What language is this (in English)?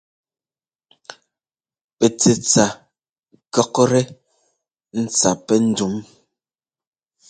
Ngomba